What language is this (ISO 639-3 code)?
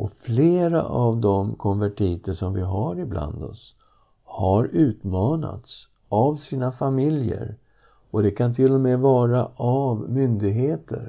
swe